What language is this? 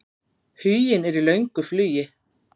Icelandic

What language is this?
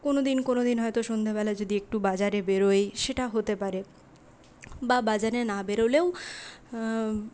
Bangla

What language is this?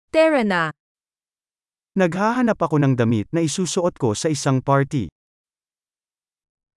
Filipino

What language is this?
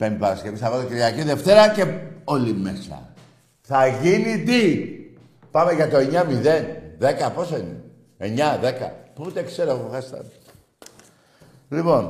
Greek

